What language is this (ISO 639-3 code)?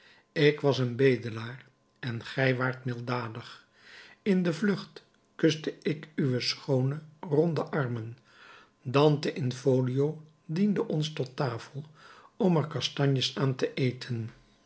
nld